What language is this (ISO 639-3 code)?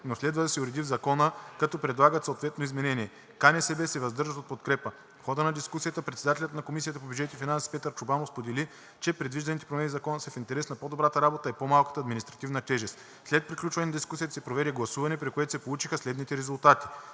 bul